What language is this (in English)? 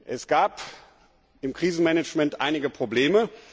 German